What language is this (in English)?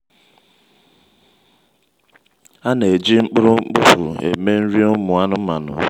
Igbo